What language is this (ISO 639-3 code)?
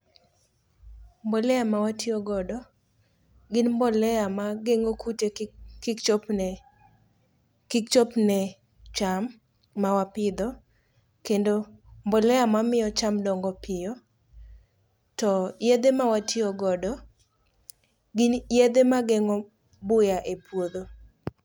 luo